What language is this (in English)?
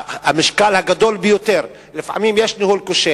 Hebrew